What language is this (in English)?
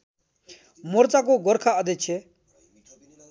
Nepali